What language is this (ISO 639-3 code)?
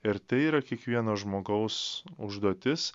lit